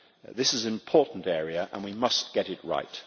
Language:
English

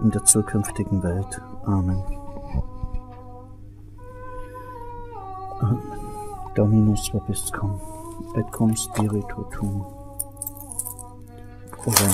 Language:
German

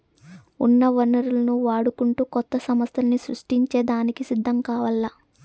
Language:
Telugu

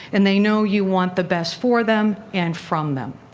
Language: English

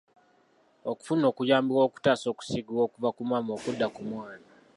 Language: Ganda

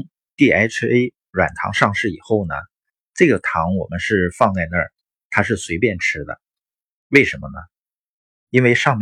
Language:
Chinese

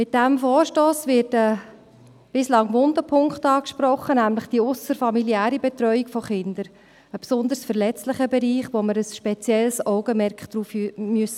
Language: Swiss German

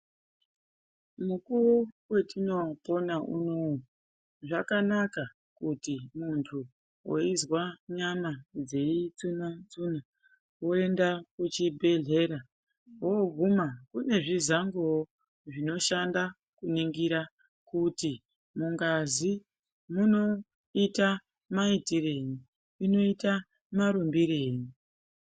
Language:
Ndau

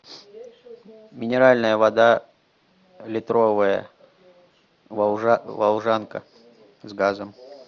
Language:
Russian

